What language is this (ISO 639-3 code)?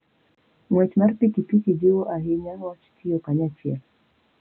luo